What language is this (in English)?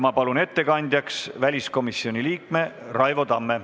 Estonian